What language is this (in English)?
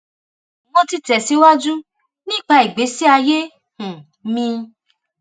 Yoruba